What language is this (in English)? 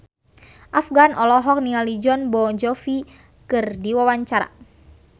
Sundanese